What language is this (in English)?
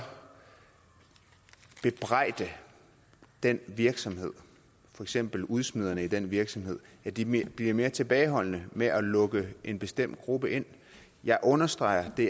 Danish